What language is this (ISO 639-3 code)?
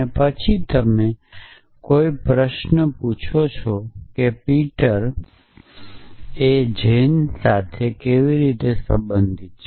guj